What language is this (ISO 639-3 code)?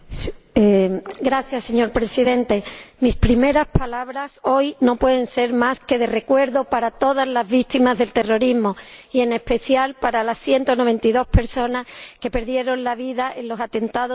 spa